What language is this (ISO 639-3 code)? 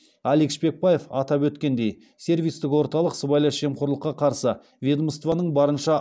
kaz